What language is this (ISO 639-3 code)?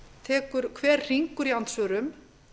isl